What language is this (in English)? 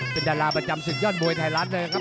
Thai